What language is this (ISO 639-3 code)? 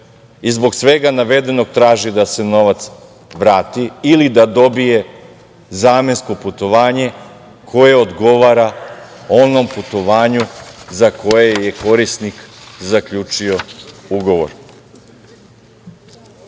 srp